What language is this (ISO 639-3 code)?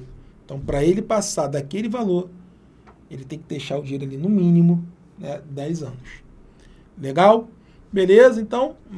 por